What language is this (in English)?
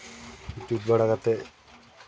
Santali